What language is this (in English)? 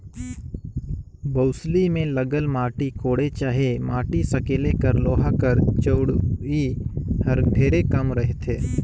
Chhattisgarhi